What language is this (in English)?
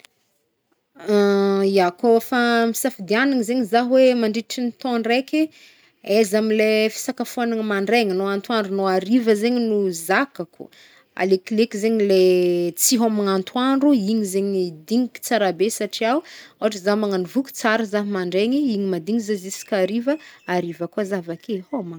Northern Betsimisaraka Malagasy